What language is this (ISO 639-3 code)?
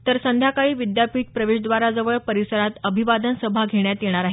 mar